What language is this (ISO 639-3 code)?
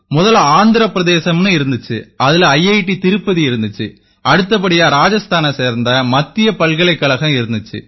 tam